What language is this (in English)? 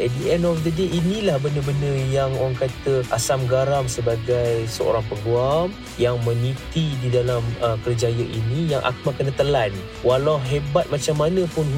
Malay